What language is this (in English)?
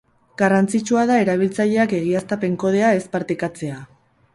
Basque